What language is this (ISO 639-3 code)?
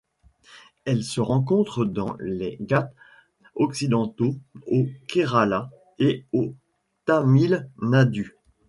fra